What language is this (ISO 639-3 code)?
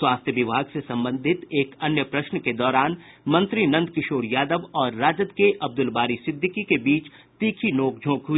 hin